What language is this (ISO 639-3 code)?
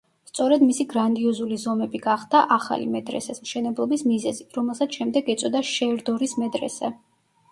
kat